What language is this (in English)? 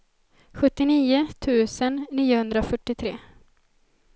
Swedish